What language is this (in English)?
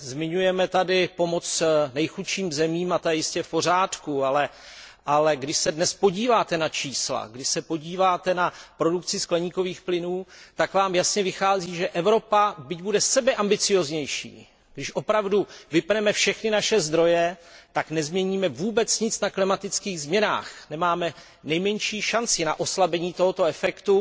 Czech